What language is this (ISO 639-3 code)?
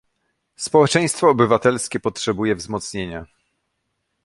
pol